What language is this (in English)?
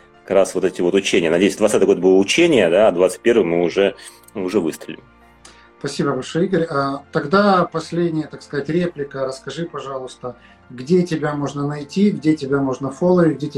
Russian